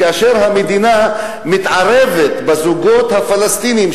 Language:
Hebrew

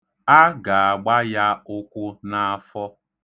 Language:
Igbo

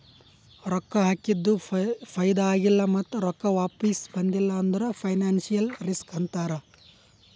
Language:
Kannada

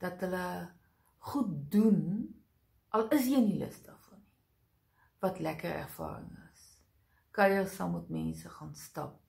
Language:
Dutch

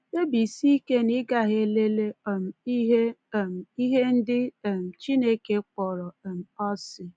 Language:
Igbo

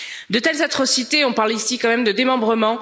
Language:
French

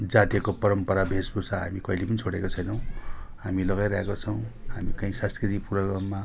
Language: Nepali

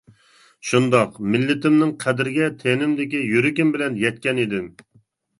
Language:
Uyghur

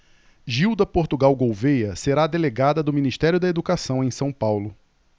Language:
Portuguese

